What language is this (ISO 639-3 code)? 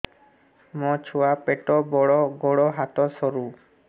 ori